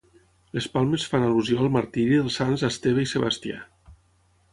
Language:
Catalan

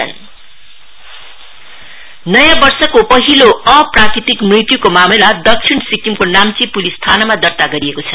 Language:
Nepali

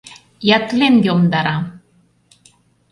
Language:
Mari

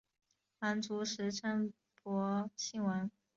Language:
Chinese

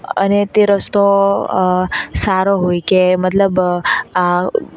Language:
Gujarati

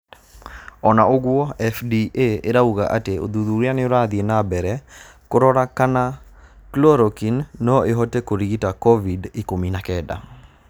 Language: Kikuyu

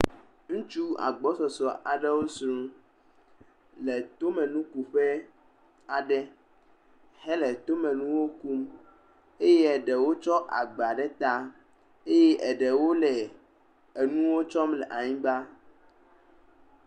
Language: Ewe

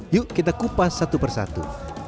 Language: Indonesian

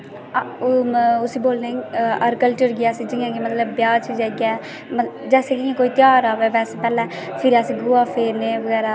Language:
Dogri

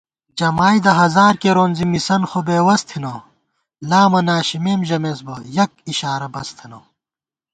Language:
Gawar-Bati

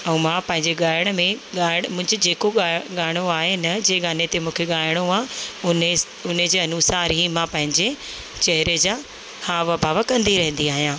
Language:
Sindhi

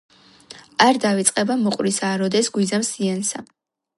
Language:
Georgian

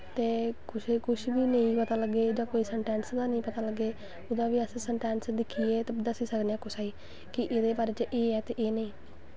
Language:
Dogri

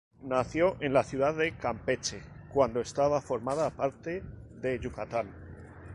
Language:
Spanish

